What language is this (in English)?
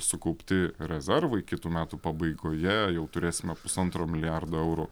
Lithuanian